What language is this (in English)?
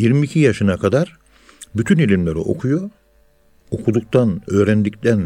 Turkish